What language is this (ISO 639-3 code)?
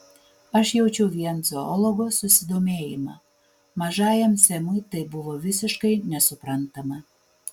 lit